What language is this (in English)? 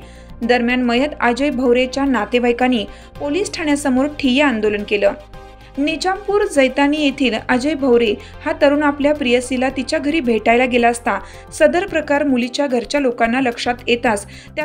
Marathi